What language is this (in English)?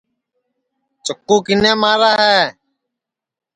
Sansi